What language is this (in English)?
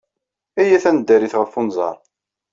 Kabyle